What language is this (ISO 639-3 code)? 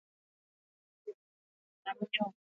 swa